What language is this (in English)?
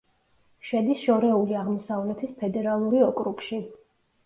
Georgian